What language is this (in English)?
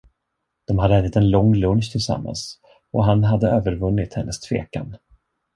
Swedish